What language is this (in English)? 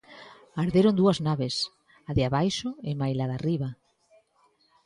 Galician